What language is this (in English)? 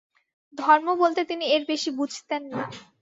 Bangla